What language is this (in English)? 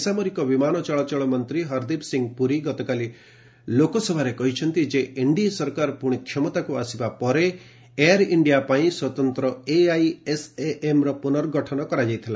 Odia